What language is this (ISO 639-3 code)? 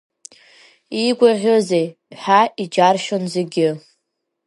abk